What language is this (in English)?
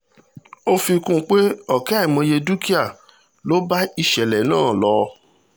Yoruba